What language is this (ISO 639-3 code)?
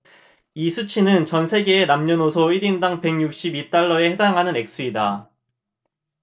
kor